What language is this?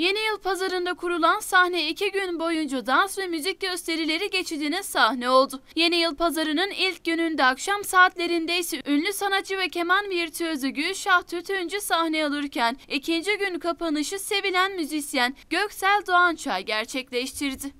Turkish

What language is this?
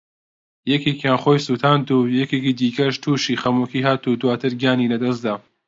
Central Kurdish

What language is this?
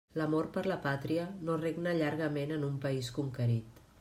Catalan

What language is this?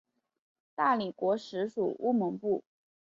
Chinese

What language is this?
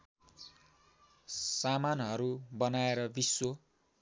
Nepali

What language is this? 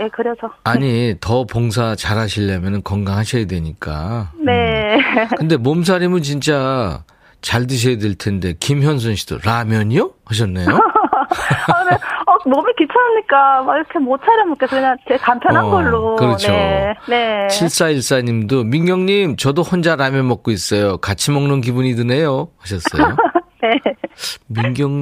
Korean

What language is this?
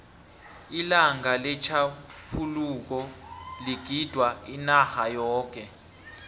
South Ndebele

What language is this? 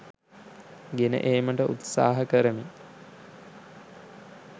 Sinhala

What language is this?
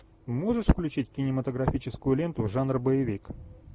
Russian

